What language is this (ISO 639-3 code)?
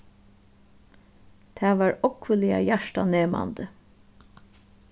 fao